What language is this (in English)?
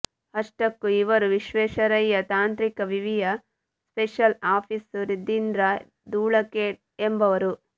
Kannada